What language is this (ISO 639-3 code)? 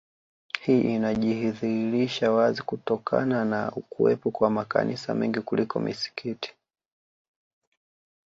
swa